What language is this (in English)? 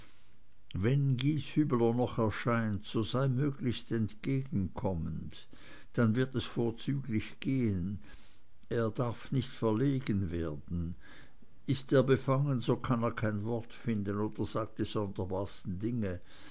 German